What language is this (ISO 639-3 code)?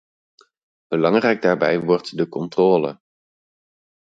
nld